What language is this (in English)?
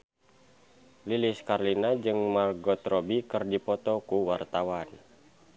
Sundanese